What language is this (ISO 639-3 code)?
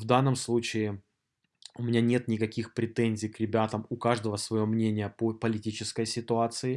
rus